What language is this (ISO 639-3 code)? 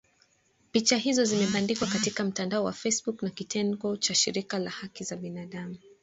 swa